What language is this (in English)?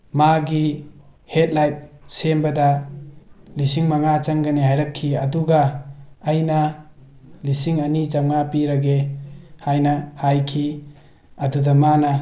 Manipuri